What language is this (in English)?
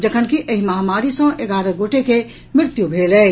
Maithili